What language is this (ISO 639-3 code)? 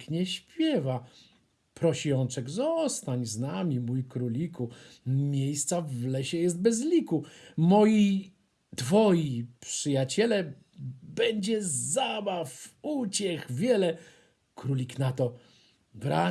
pol